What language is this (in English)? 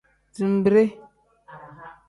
Tem